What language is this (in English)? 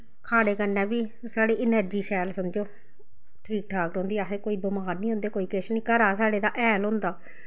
Dogri